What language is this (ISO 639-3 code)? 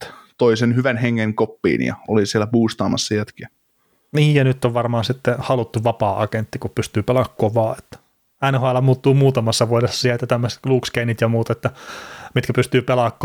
fin